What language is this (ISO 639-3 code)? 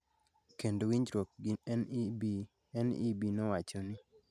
luo